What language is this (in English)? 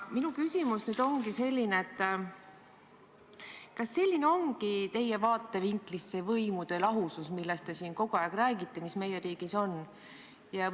Estonian